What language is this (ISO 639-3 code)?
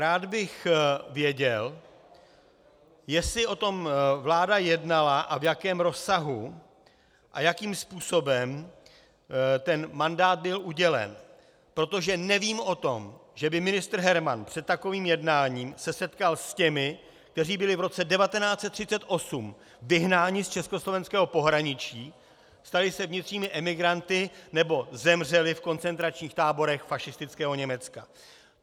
ces